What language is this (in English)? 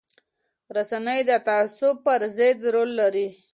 Pashto